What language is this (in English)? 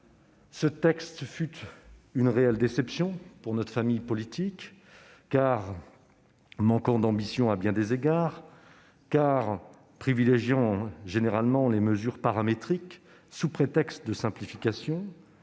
French